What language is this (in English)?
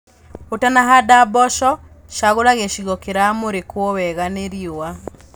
Kikuyu